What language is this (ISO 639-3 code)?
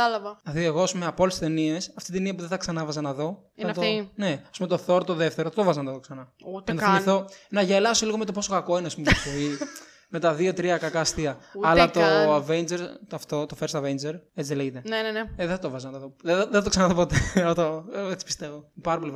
ell